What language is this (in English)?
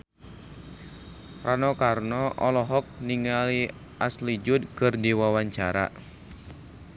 Sundanese